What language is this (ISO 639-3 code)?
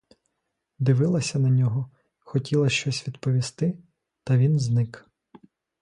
ukr